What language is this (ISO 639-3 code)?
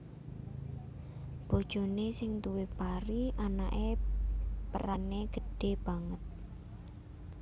jav